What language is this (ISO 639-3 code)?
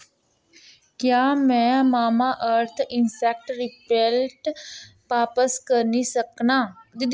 doi